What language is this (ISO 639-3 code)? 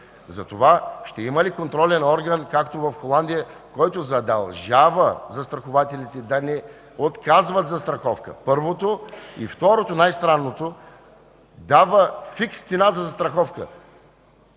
bul